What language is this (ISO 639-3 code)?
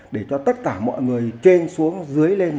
vie